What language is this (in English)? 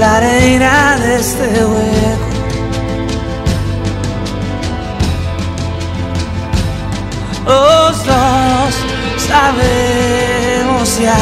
Czech